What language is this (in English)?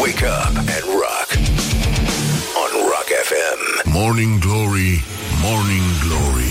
Romanian